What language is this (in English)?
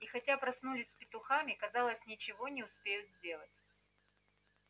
Russian